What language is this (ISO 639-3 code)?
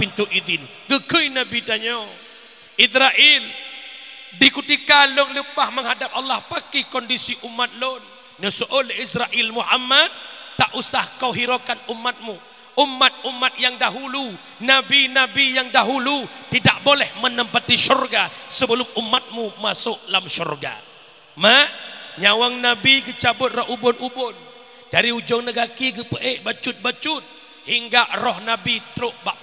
msa